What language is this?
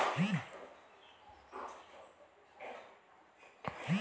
Telugu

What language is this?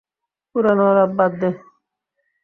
Bangla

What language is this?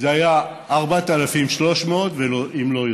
Hebrew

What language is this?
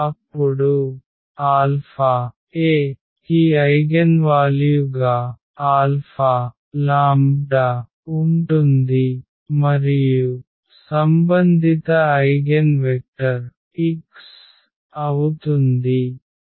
Telugu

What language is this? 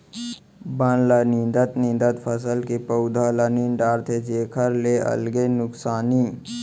Chhattisgarhi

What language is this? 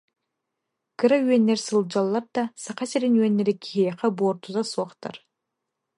Yakut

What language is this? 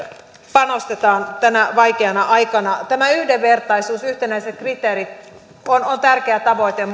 Finnish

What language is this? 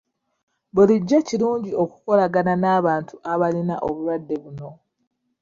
Ganda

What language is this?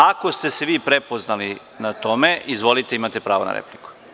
Serbian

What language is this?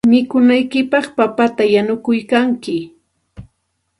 Santa Ana de Tusi Pasco Quechua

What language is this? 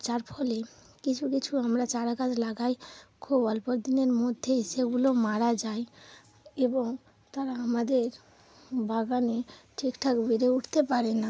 Bangla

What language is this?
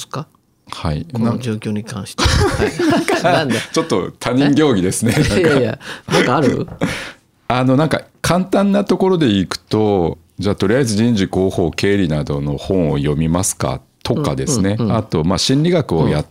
Japanese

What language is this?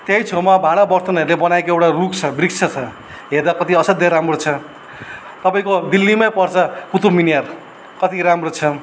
Nepali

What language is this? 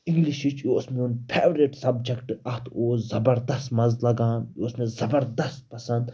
Kashmiri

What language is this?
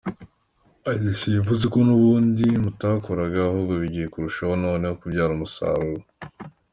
Kinyarwanda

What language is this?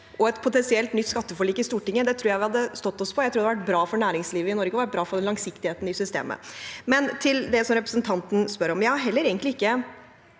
Norwegian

